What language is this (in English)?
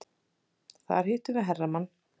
Icelandic